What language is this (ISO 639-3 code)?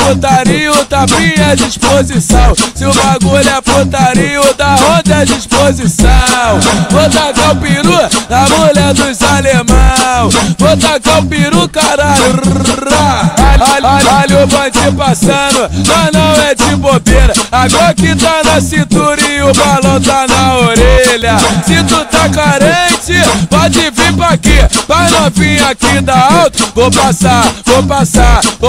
por